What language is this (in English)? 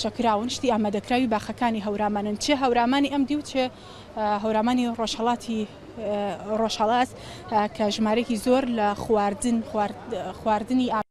Arabic